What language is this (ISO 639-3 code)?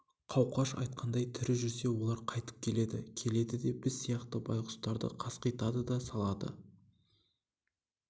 kaz